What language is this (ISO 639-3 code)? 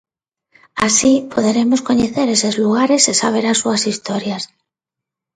glg